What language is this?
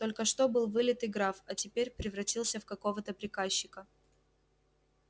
Russian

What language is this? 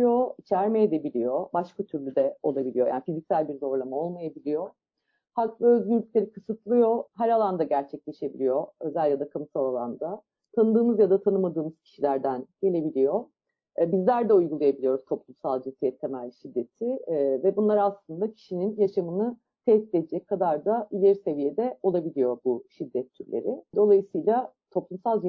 Turkish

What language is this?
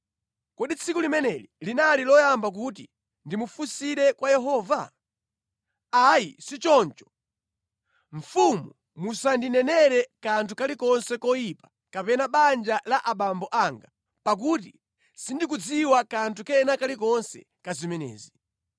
Nyanja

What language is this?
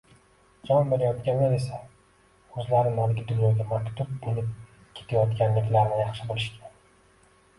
Uzbek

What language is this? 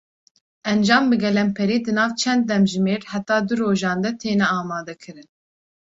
Kurdish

